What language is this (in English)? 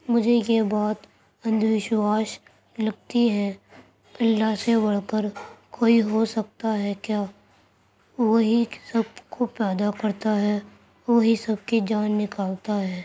Urdu